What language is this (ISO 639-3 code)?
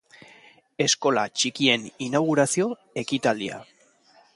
eus